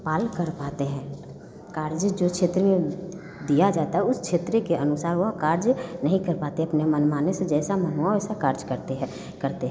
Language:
Hindi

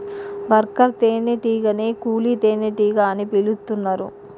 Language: Telugu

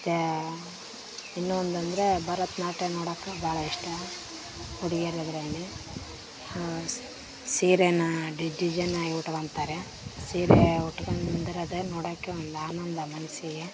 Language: Kannada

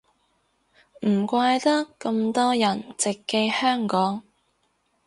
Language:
Cantonese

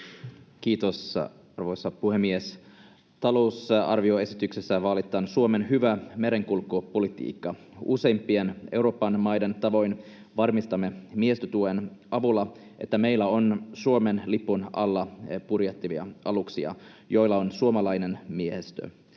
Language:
Finnish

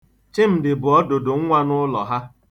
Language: Igbo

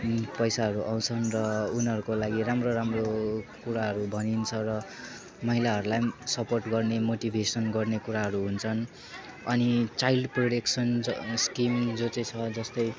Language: Nepali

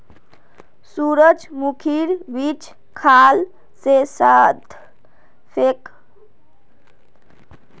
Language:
Magahi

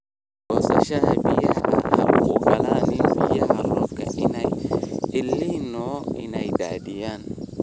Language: Somali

